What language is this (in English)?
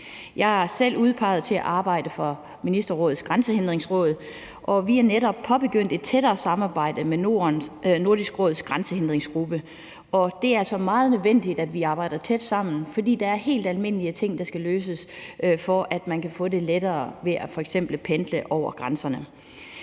Danish